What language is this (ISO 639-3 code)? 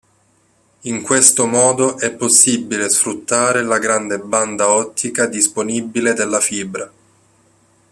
ita